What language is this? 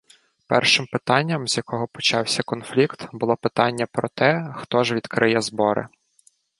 Ukrainian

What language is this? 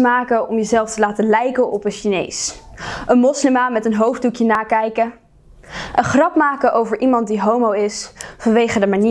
Dutch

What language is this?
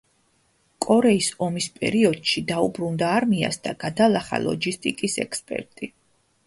Georgian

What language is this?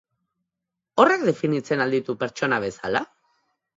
Basque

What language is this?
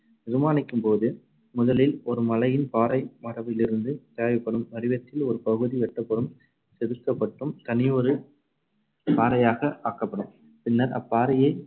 Tamil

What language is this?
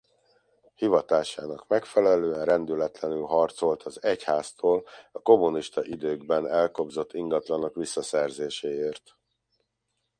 Hungarian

